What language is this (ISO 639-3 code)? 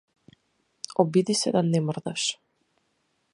mkd